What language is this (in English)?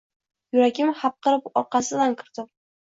Uzbek